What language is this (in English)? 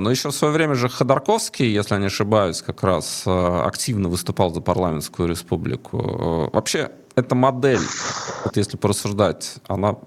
Russian